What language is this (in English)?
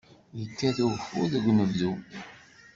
Kabyle